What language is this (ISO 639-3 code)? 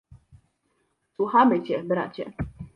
pol